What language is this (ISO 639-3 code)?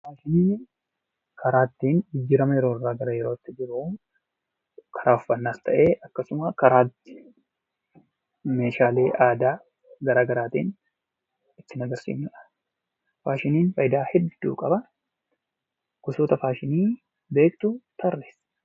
orm